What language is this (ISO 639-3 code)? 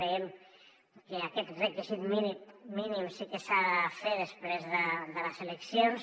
cat